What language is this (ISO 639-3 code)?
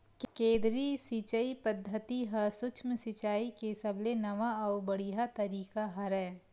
hne